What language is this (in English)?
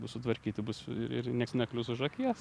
Lithuanian